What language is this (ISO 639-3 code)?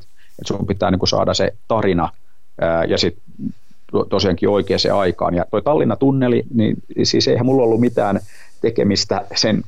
fin